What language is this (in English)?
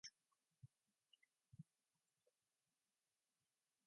English